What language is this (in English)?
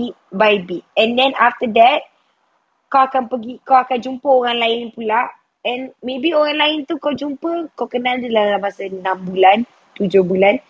Malay